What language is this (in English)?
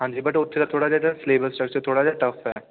Punjabi